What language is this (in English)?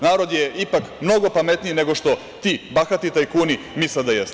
Serbian